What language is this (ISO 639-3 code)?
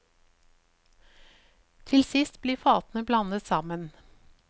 nor